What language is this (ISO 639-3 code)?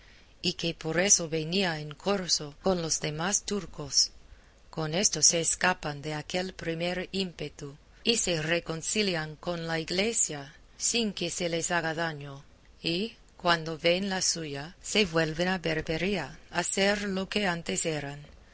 spa